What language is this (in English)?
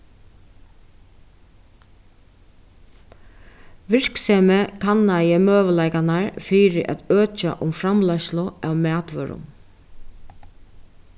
Faroese